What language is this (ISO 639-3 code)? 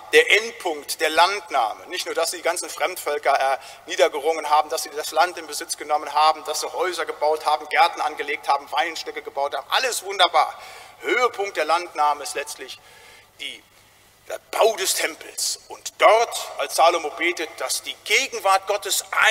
deu